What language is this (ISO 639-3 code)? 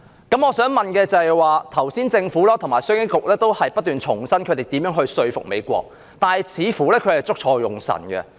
yue